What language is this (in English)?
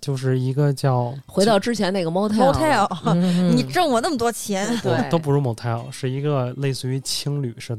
Chinese